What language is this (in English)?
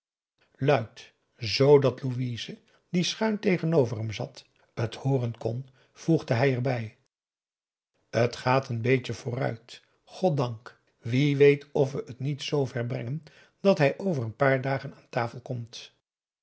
Dutch